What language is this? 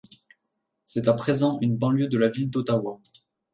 French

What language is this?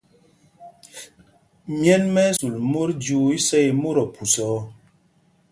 Mpumpong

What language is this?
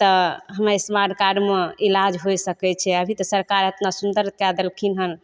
Maithili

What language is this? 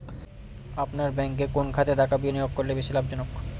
Bangla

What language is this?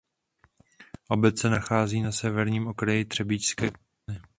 Czech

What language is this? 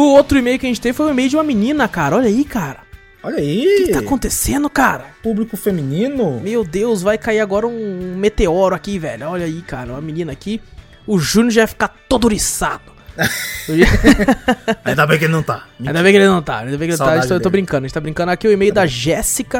Portuguese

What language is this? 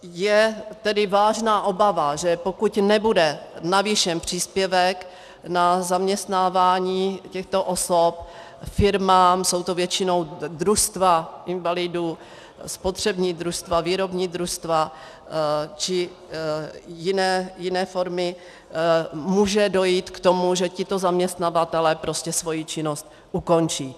Czech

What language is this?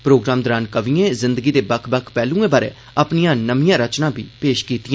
Dogri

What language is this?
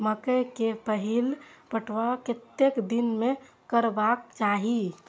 Maithili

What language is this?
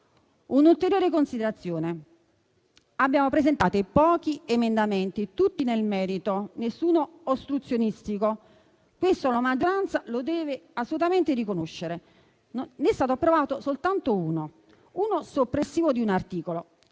Italian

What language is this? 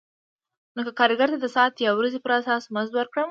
Pashto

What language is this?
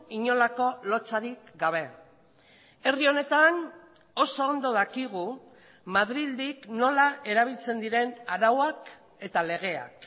Basque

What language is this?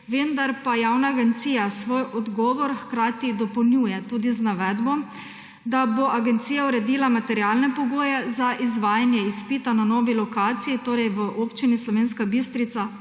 Slovenian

